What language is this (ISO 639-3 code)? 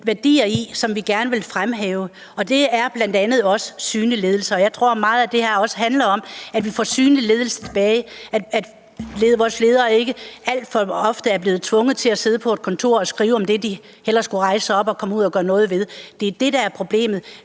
dan